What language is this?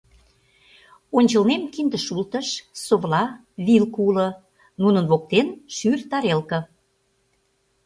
Mari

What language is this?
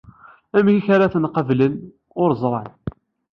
Kabyle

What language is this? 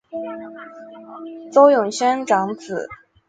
Chinese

